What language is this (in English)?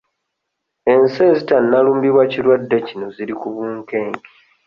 Ganda